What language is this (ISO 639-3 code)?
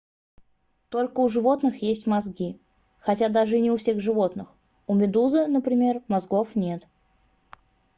rus